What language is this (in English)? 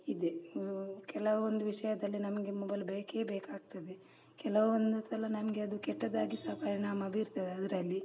Kannada